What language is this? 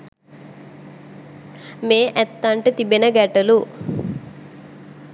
Sinhala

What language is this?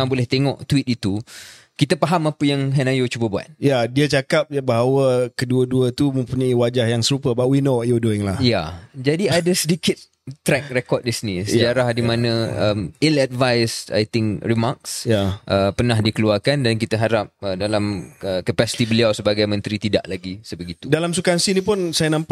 Malay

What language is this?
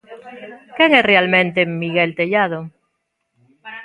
Galician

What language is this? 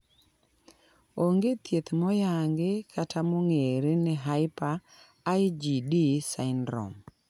Luo (Kenya and Tanzania)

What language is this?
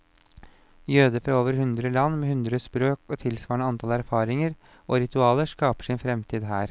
Norwegian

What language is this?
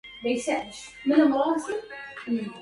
Arabic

